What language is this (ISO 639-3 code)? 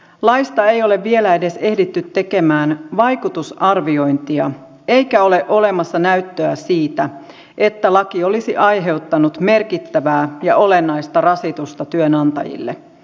fin